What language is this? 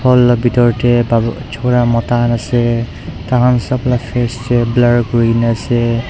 Naga Pidgin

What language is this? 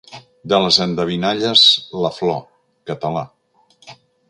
Catalan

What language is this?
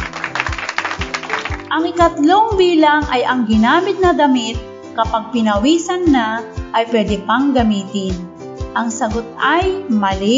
Filipino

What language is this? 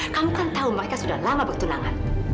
Indonesian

